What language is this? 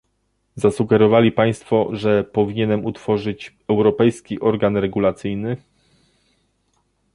Polish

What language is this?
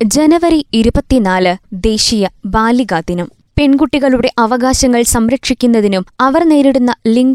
Malayalam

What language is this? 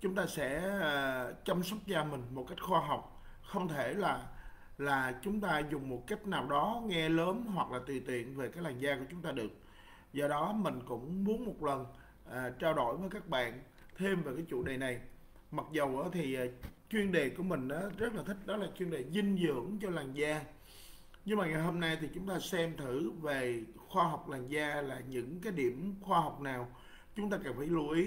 Vietnamese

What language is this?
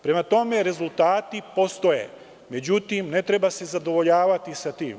Serbian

